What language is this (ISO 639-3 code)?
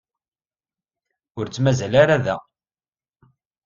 kab